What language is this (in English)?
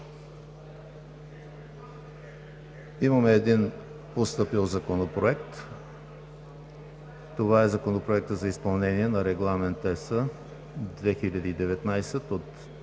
Bulgarian